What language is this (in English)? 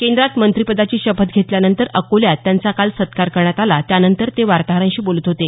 Marathi